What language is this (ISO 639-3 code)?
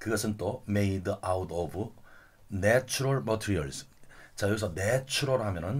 kor